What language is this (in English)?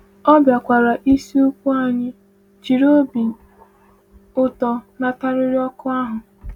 Igbo